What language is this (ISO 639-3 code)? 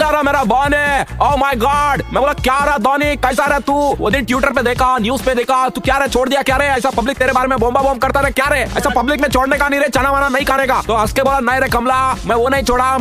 hin